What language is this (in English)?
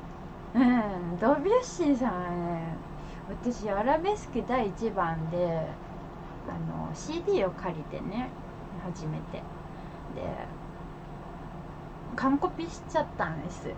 Japanese